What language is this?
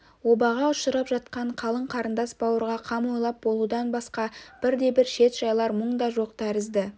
Kazakh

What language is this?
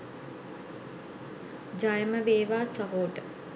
Sinhala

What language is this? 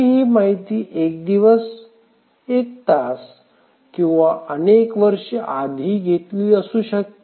Marathi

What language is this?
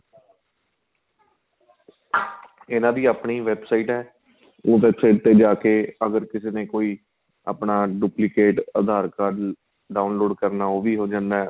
Punjabi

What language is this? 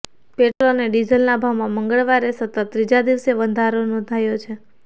Gujarati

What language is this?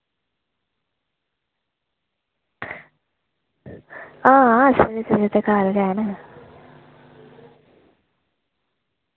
Dogri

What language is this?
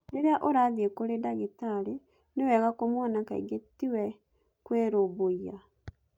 Kikuyu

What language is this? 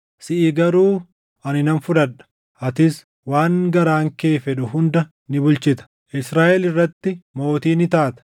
Oromo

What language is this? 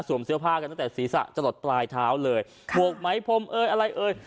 Thai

